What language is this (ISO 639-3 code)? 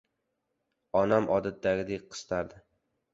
uzb